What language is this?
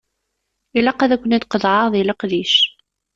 Kabyle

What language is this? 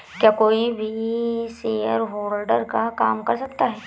Hindi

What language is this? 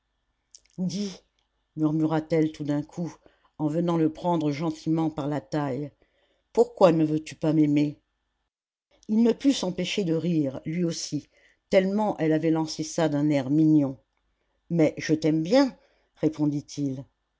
French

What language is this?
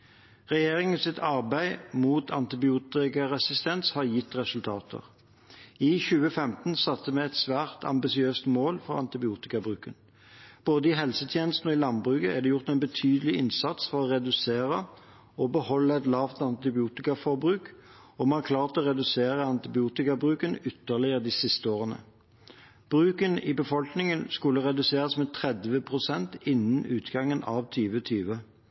Norwegian Bokmål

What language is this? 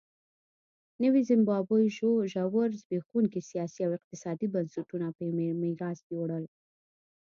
Pashto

